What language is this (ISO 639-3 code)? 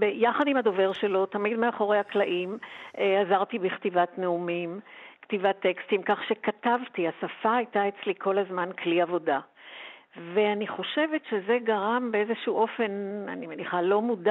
heb